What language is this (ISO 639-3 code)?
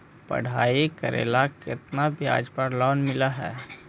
mag